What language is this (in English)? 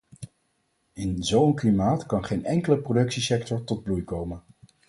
Dutch